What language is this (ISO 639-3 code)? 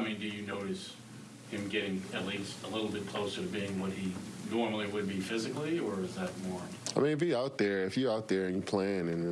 eng